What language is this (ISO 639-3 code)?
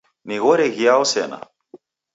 dav